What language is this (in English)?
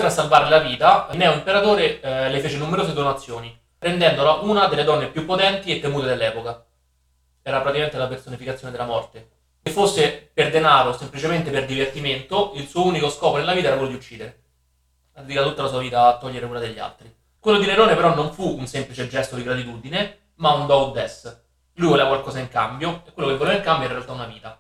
Italian